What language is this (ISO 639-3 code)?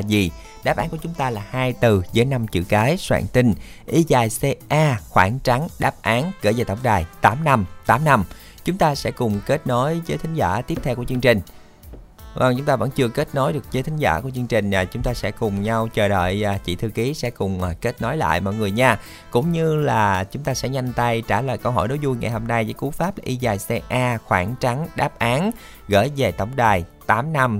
vie